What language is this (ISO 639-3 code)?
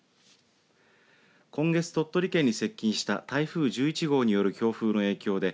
jpn